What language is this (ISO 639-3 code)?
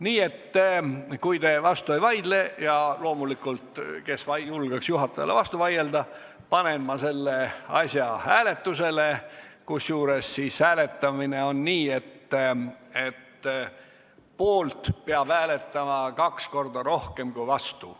est